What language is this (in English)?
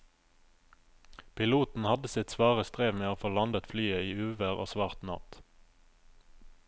Norwegian